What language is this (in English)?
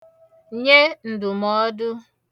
Igbo